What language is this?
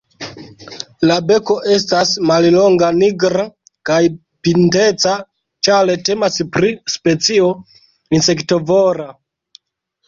Esperanto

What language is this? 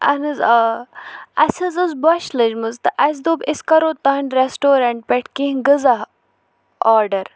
Kashmiri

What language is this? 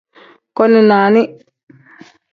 Tem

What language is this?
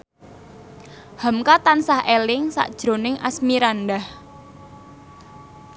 Javanese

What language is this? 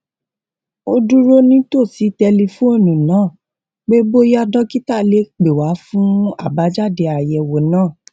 Yoruba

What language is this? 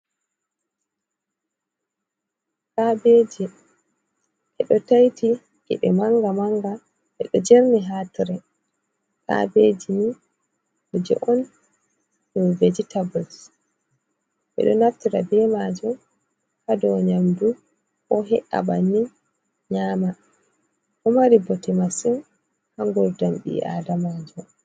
Fula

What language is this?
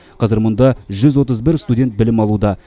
Kazakh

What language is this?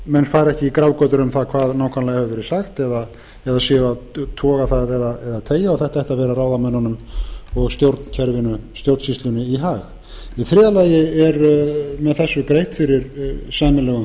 Icelandic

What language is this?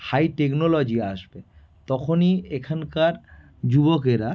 Bangla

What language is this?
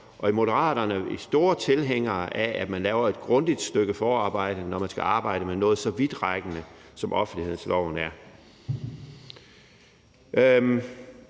Danish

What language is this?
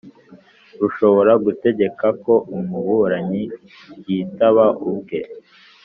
Kinyarwanda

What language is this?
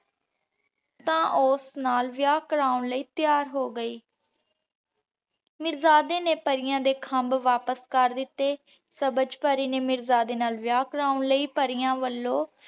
Punjabi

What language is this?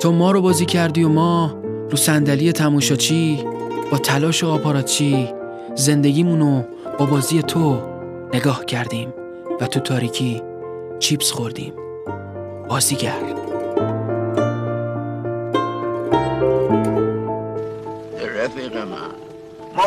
Persian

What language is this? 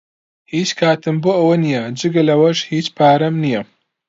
Central Kurdish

